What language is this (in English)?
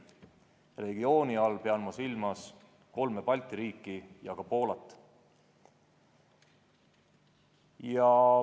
Estonian